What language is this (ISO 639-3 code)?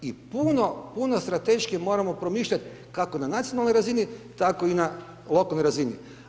hrv